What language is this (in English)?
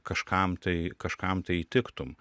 Lithuanian